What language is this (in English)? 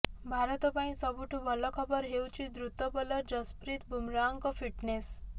Odia